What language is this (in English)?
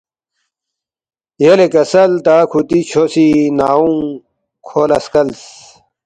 Balti